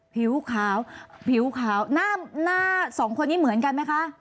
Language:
Thai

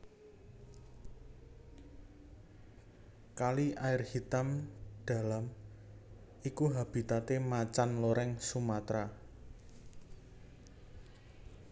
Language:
Javanese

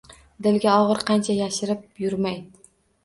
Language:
Uzbek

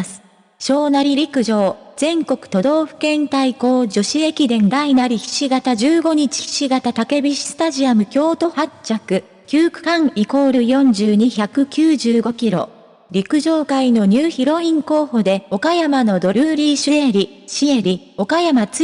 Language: Japanese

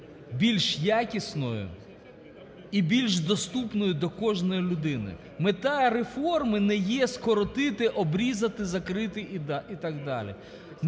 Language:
Ukrainian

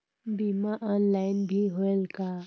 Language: Chhattisgarhi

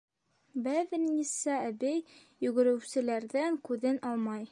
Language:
Bashkir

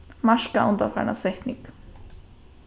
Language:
Faroese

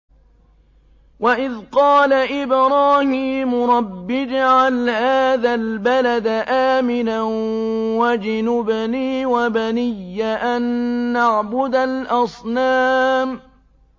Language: Arabic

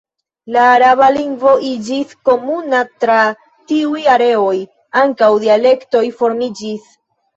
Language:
Esperanto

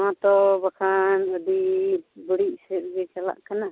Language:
Santali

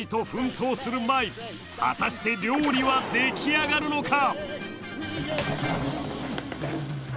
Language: Japanese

